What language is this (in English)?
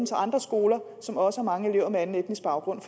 Danish